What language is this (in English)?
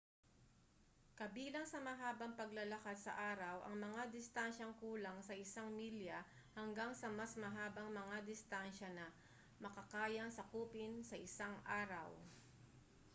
Filipino